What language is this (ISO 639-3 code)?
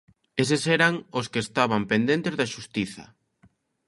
glg